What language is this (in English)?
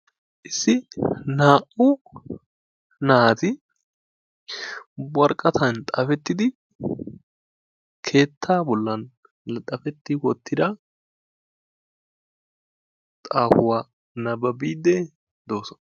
Wolaytta